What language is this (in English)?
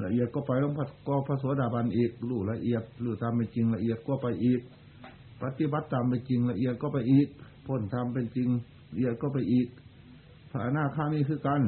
Thai